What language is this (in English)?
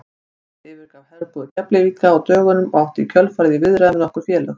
Icelandic